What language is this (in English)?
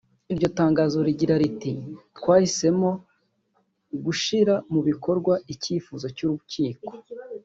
Kinyarwanda